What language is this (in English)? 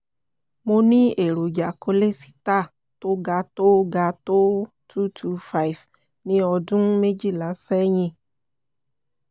Yoruba